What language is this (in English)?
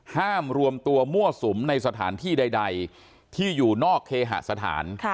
Thai